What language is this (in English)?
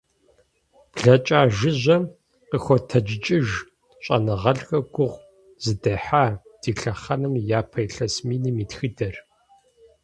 Kabardian